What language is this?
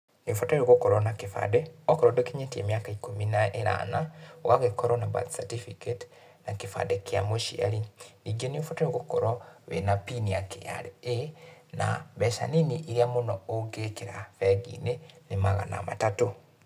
Kikuyu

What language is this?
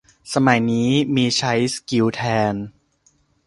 Thai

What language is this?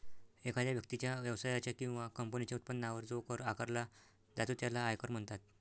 Marathi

